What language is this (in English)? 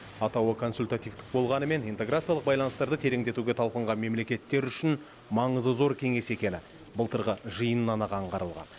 Kazakh